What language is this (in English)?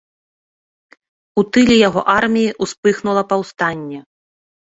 Belarusian